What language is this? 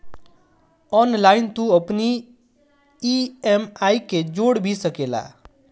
Bhojpuri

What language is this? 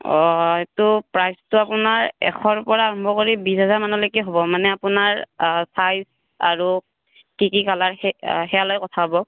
Assamese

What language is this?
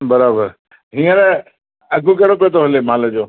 Sindhi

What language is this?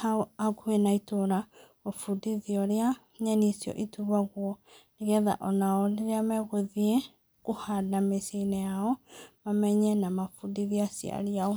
Kikuyu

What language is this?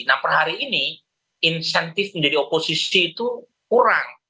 Indonesian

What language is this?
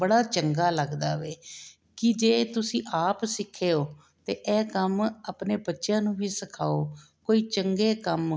Punjabi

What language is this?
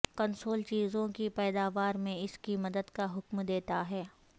Urdu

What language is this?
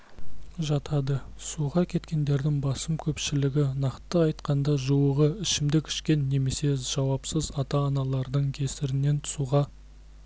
Kazakh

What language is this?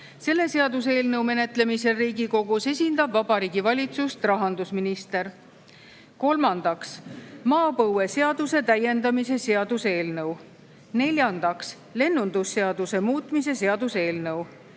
Estonian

